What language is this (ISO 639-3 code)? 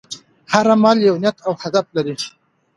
pus